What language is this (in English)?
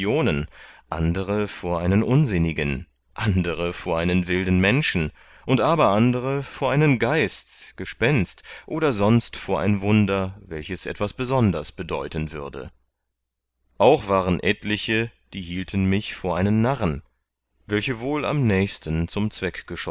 German